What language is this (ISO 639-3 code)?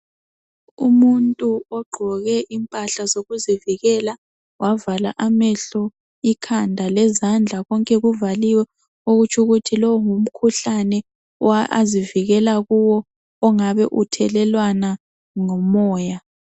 nde